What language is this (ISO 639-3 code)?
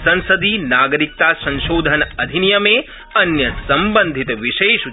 san